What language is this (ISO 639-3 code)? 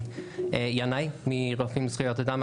heb